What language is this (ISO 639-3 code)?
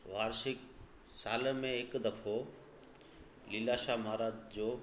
snd